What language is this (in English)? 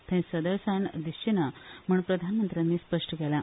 Konkani